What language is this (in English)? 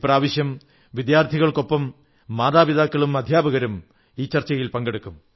Malayalam